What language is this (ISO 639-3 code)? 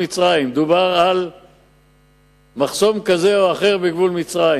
heb